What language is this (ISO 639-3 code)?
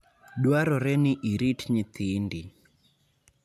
luo